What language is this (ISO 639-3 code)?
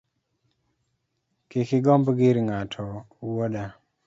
luo